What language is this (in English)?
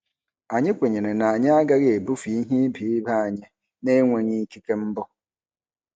Igbo